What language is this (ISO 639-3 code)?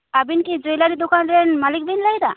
sat